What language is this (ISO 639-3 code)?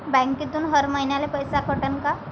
mar